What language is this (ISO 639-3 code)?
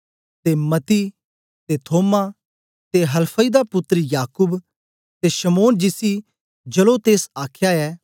doi